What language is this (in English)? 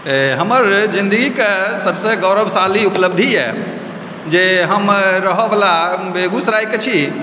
Maithili